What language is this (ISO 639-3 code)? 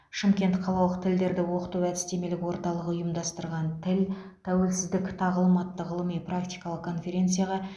kaz